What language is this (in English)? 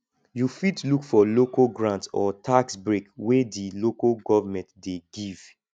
Nigerian Pidgin